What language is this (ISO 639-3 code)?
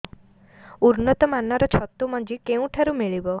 ori